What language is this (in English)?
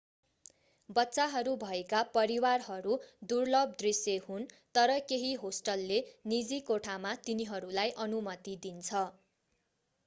Nepali